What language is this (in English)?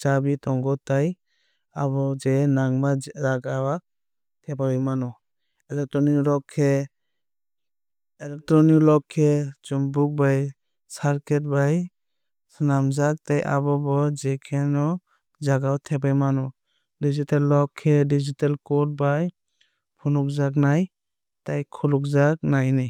Kok Borok